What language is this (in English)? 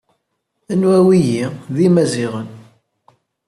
Kabyle